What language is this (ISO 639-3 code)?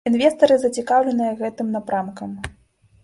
bel